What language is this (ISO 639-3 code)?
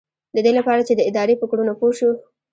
pus